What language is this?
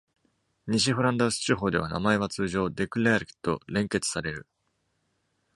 Japanese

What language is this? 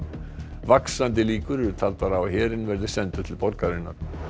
Icelandic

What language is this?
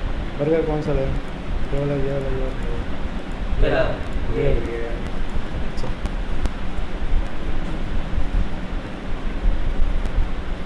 Urdu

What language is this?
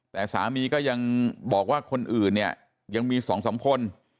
Thai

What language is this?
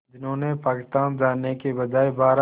Hindi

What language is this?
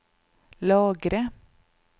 Norwegian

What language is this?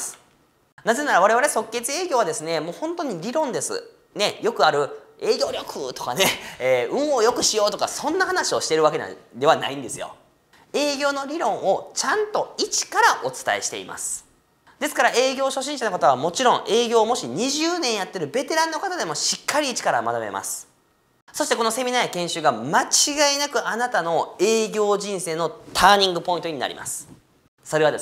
Japanese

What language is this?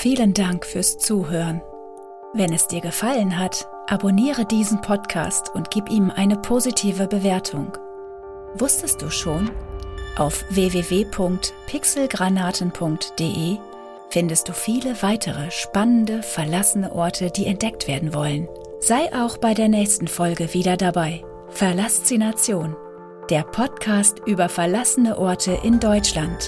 German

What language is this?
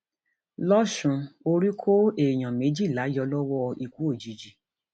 Yoruba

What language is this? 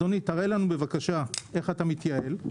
Hebrew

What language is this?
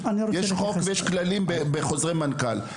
Hebrew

